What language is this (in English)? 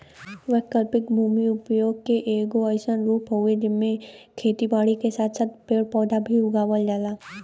Bhojpuri